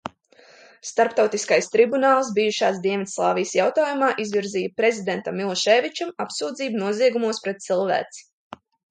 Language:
Latvian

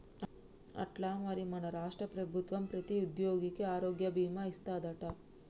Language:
Telugu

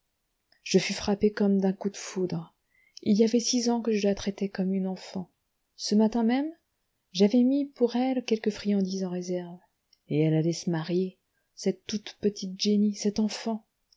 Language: French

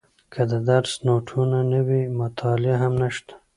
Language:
Pashto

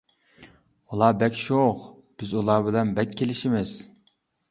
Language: Uyghur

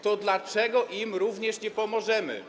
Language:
Polish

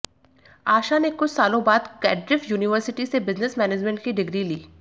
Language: Hindi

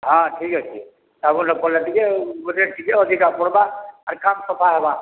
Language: Odia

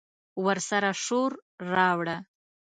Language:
Pashto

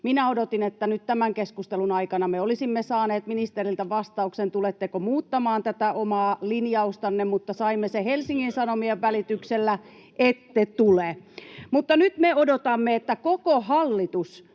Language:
Finnish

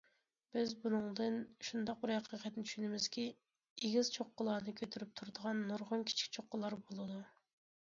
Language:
Uyghur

